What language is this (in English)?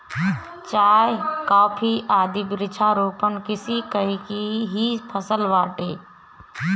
Bhojpuri